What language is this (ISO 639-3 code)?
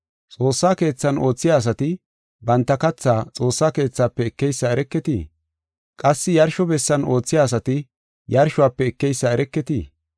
gof